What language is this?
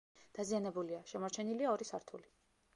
Georgian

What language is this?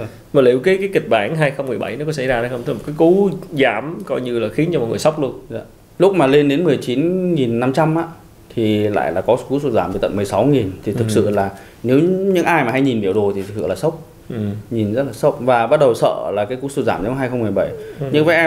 Vietnamese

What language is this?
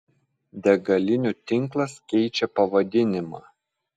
Lithuanian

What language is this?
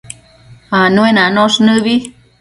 Matsés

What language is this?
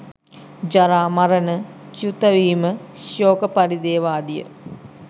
Sinhala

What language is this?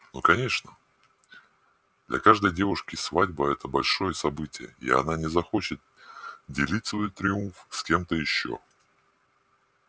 Russian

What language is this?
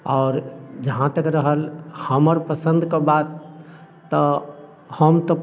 Maithili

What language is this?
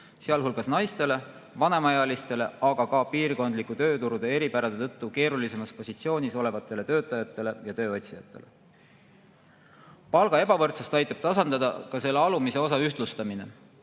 Estonian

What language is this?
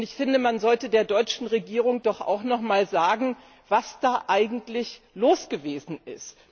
German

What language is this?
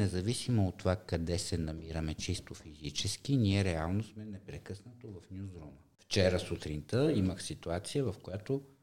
Bulgarian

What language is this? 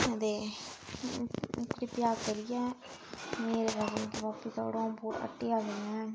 Dogri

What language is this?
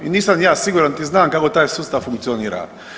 Croatian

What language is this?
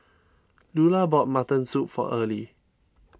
English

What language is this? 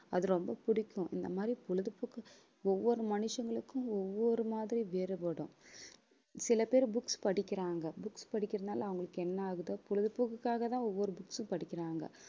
Tamil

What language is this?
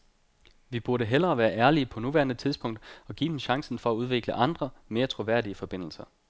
Danish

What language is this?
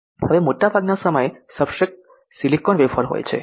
Gujarati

